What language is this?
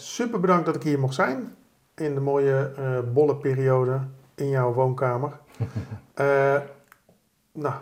Dutch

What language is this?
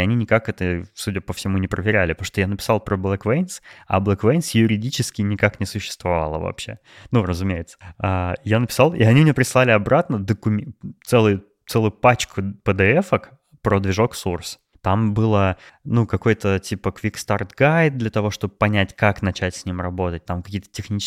Russian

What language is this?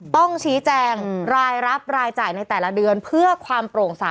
Thai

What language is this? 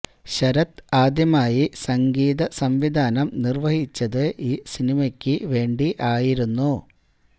Malayalam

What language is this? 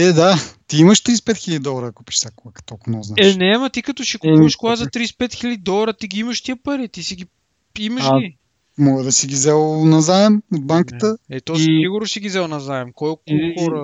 Bulgarian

